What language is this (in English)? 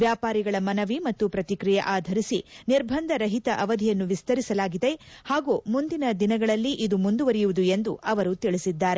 Kannada